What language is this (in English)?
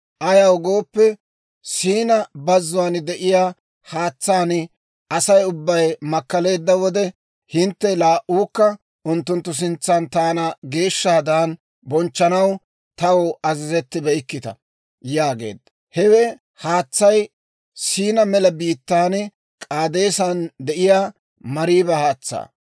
Dawro